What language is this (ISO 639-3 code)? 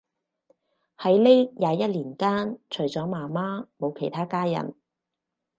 yue